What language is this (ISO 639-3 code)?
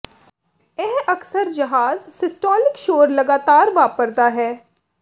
pan